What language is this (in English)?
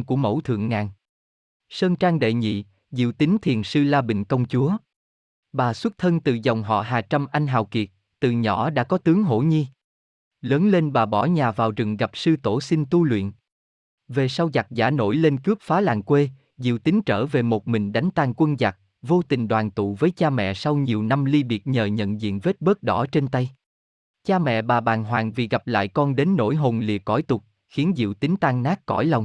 Vietnamese